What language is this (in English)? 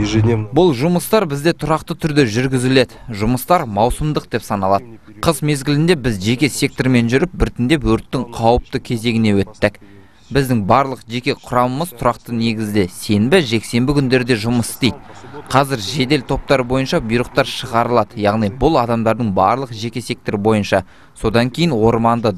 Turkish